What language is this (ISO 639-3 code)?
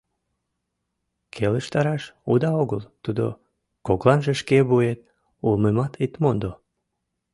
chm